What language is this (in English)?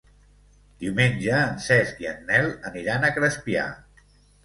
Catalan